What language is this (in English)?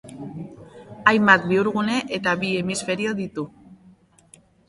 Basque